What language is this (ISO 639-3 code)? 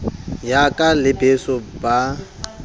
sot